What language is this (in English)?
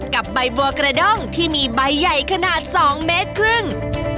Thai